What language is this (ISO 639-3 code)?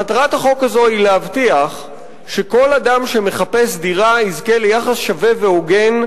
heb